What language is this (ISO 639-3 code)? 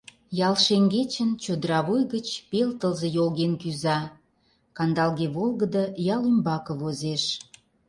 chm